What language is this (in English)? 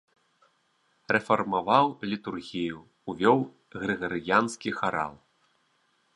Belarusian